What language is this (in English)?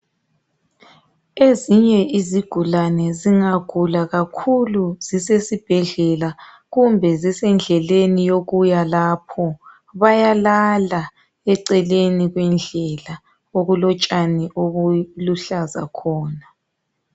North Ndebele